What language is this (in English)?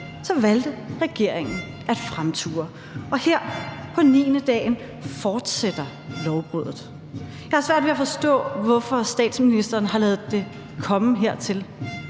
Danish